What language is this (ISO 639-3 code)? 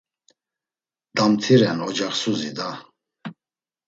lzz